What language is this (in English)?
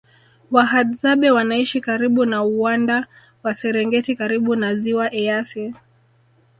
Swahili